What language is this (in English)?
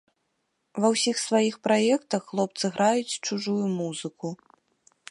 Belarusian